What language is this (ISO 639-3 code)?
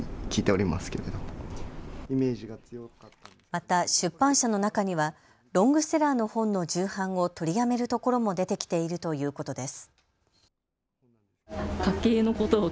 jpn